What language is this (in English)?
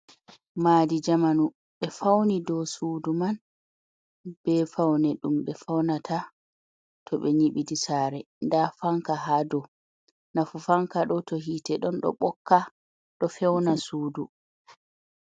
Fula